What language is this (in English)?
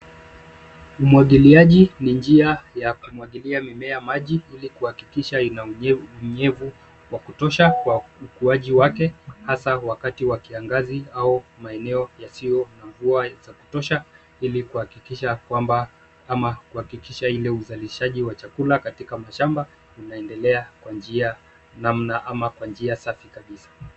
Swahili